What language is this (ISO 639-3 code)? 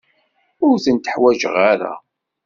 kab